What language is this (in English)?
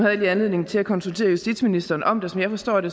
Danish